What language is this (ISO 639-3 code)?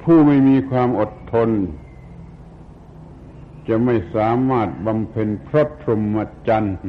tha